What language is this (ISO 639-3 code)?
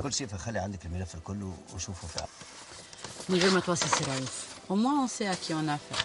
ara